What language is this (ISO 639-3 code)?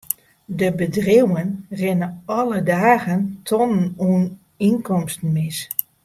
fry